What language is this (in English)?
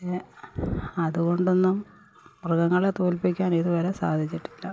Malayalam